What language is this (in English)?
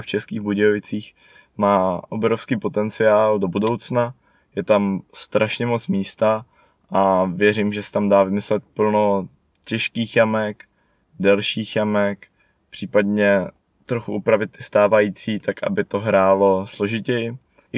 Czech